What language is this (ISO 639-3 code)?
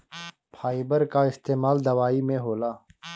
bho